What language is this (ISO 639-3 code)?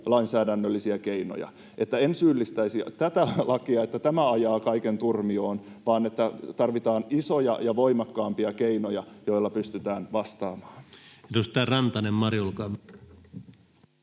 fin